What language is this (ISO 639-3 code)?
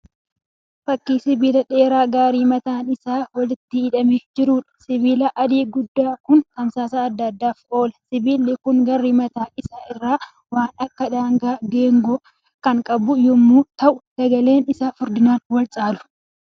orm